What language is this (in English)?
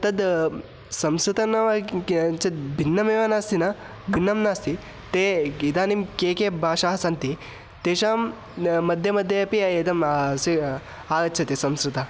Sanskrit